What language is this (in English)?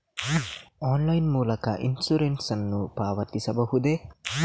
Kannada